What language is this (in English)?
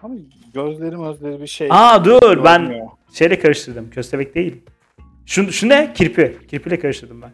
Turkish